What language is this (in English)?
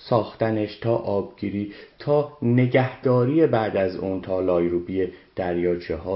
Persian